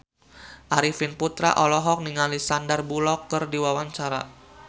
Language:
Sundanese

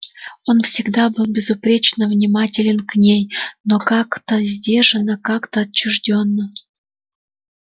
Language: Russian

